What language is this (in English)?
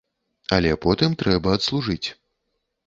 Belarusian